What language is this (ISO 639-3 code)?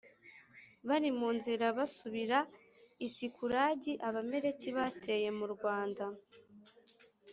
kin